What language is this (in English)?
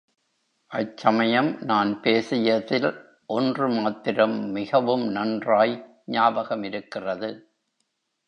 Tamil